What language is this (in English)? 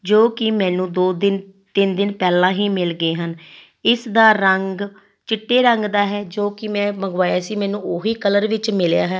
Punjabi